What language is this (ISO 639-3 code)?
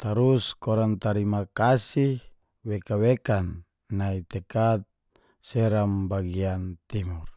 ges